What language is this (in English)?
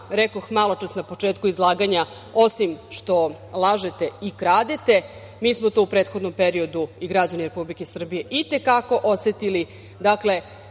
Serbian